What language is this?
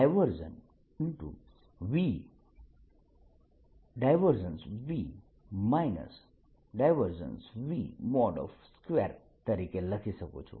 Gujarati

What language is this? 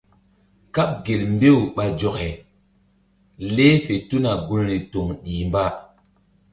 Mbum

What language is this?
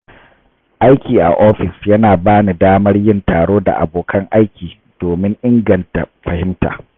Hausa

